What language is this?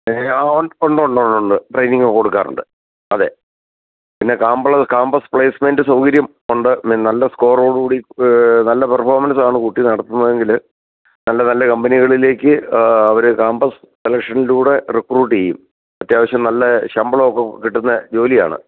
Malayalam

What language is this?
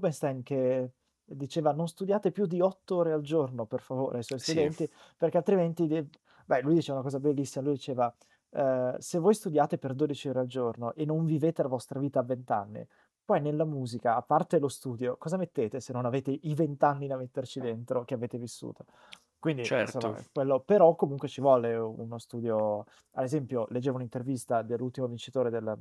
Italian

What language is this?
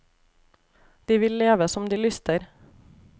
Norwegian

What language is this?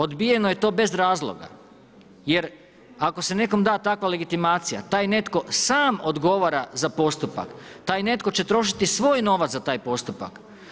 Croatian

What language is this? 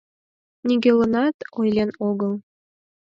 Mari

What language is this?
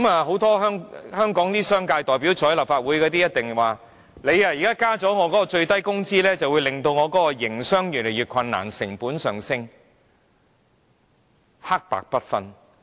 Cantonese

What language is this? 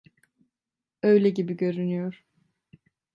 Turkish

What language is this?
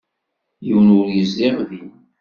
Kabyle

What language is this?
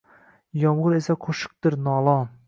Uzbek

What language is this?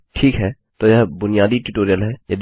Hindi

